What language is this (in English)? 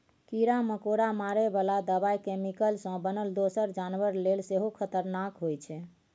Maithili